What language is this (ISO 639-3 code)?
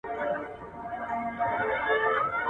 pus